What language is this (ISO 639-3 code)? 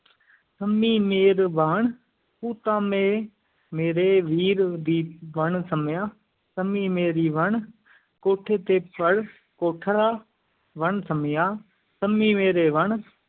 pan